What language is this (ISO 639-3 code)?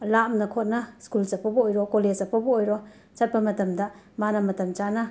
mni